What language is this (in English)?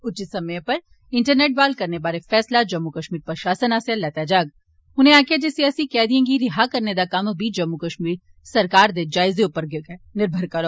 Dogri